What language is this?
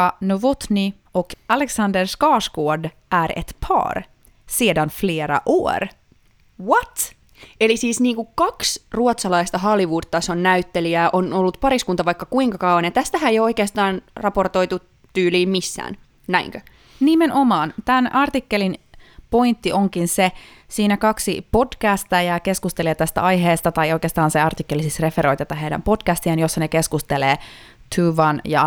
Finnish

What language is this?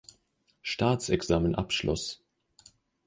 German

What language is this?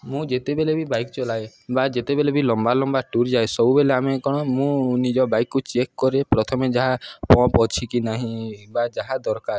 Odia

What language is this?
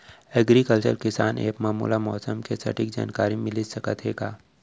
Chhattisgarhi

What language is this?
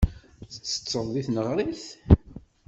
Kabyle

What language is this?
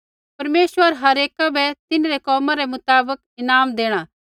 Kullu Pahari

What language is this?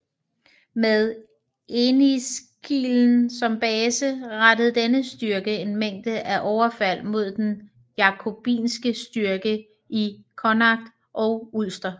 Danish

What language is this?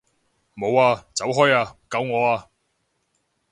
Cantonese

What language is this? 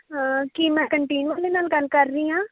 Punjabi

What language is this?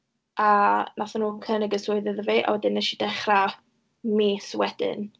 Welsh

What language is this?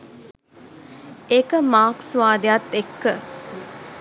Sinhala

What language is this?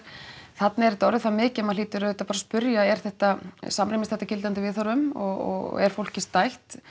Icelandic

